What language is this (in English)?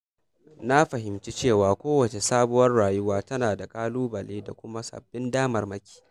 Hausa